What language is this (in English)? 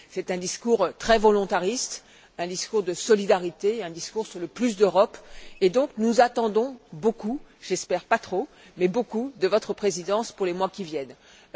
French